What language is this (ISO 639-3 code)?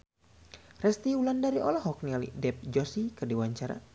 sun